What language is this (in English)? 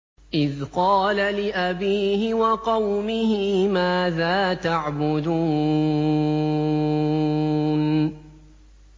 Arabic